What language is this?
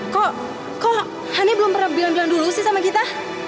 Indonesian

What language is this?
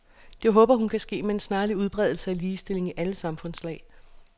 Danish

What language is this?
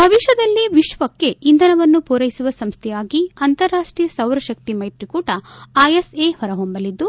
Kannada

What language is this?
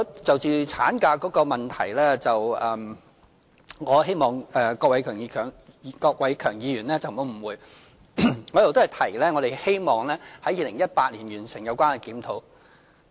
Cantonese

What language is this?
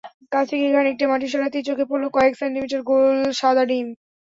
Bangla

